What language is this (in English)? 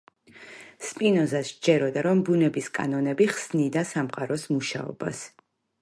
Georgian